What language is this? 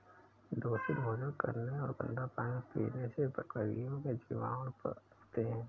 Hindi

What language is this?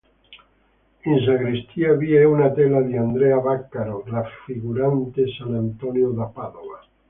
Italian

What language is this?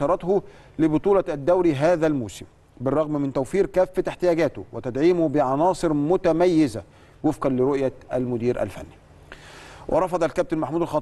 Arabic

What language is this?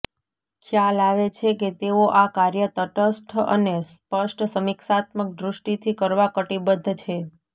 Gujarati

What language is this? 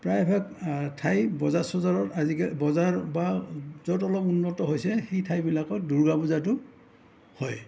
Assamese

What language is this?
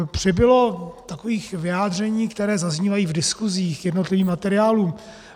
Czech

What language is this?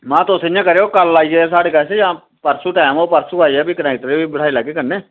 Dogri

